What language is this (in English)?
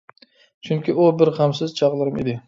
Uyghur